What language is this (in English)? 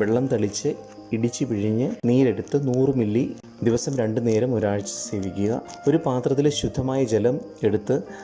Malayalam